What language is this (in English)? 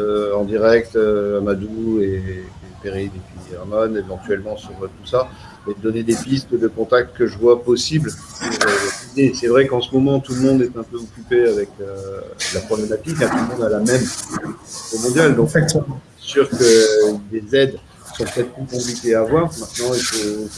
French